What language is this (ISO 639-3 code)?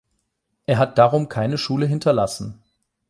deu